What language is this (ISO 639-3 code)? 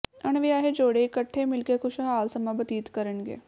pan